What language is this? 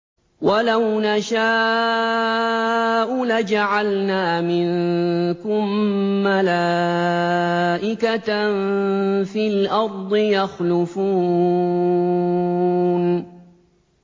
Arabic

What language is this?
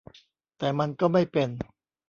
Thai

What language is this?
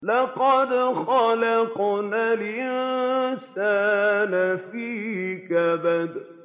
Arabic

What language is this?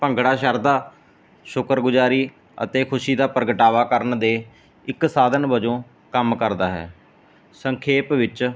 Punjabi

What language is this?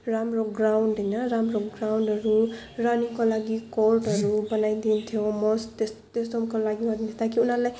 Nepali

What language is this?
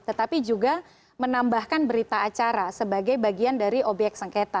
Indonesian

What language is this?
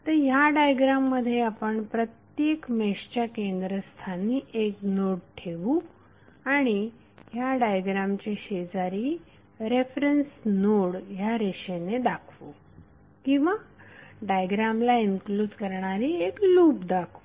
Marathi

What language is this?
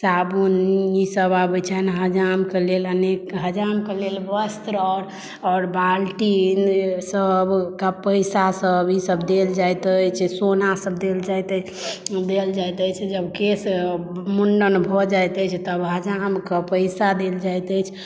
Maithili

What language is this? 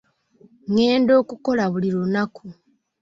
Ganda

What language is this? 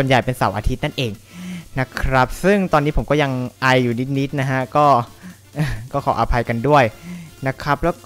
Thai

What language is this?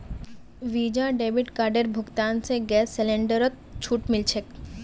Magahi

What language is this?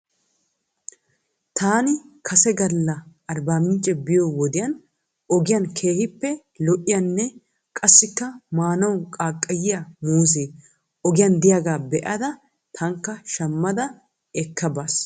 Wolaytta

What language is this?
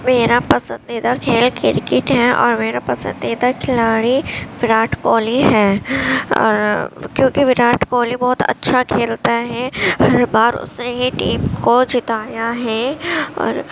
Urdu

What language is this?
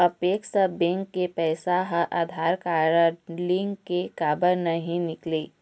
Chhattisgarhi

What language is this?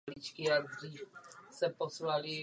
Czech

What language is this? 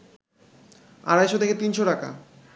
Bangla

